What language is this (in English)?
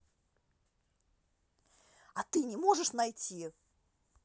Russian